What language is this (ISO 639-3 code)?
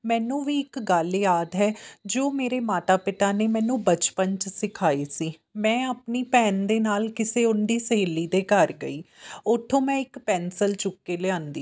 pan